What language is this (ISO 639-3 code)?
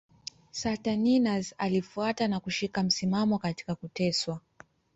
swa